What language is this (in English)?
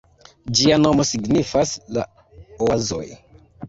Esperanto